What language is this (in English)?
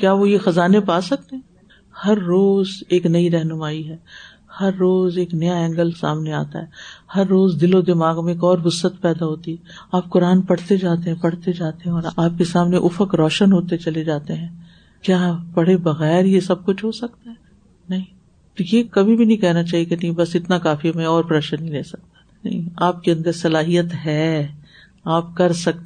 Urdu